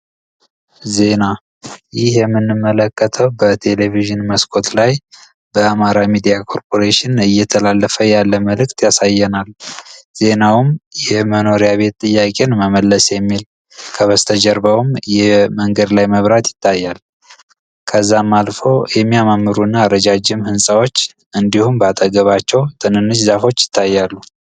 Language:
Amharic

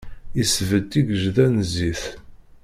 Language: Kabyle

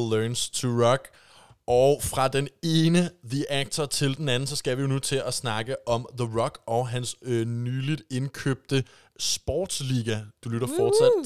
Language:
Danish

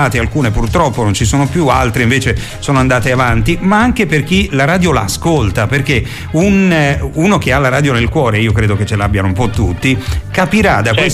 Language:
Italian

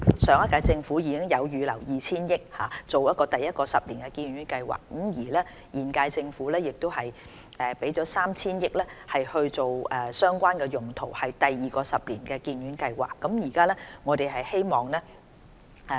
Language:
Cantonese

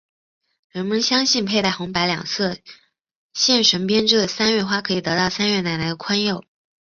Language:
Chinese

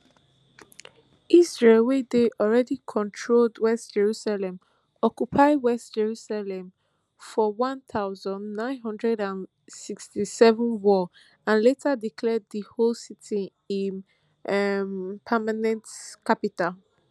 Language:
Nigerian Pidgin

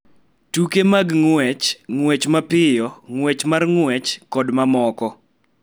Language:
Luo (Kenya and Tanzania)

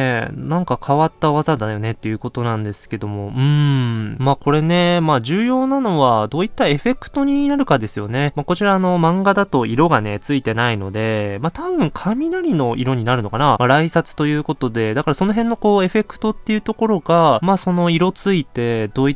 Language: Japanese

